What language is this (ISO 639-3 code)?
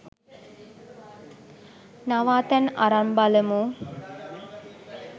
sin